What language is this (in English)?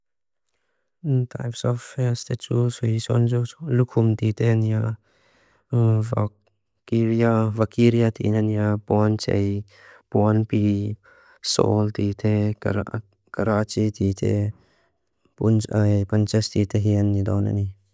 Mizo